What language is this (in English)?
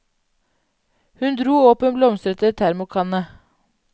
Norwegian